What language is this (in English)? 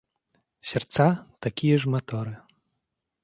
Russian